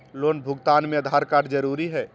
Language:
Magahi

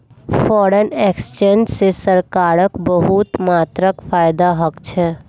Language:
Magahi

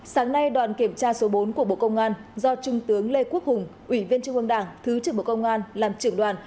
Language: Vietnamese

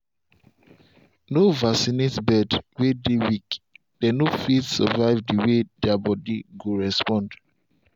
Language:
Nigerian Pidgin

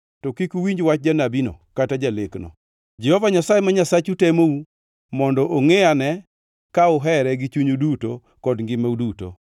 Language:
Luo (Kenya and Tanzania)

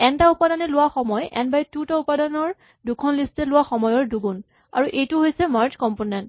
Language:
Assamese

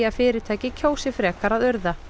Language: Icelandic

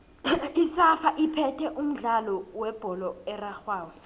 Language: South Ndebele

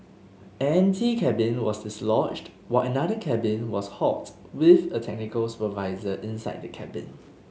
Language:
English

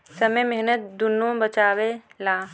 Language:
Bhojpuri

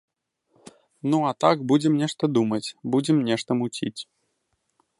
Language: Belarusian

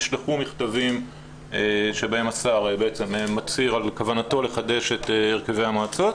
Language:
Hebrew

